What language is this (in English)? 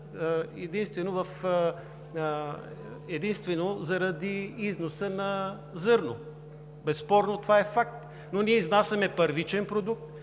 Bulgarian